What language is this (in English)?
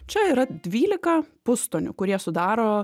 Lithuanian